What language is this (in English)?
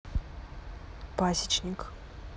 Russian